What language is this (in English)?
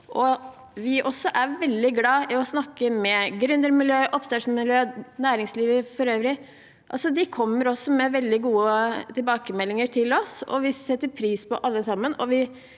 Norwegian